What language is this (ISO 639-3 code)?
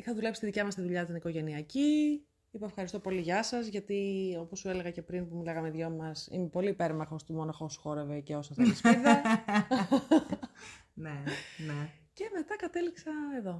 ell